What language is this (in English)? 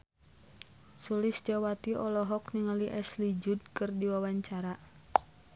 Sundanese